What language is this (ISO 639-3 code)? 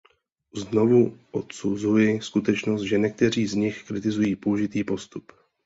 ces